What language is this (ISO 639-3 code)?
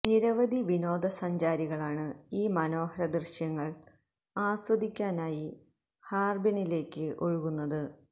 mal